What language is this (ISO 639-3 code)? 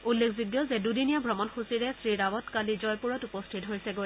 asm